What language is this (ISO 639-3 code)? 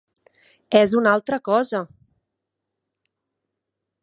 cat